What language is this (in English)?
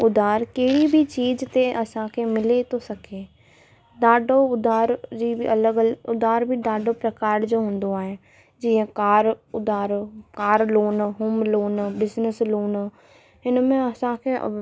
Sindhi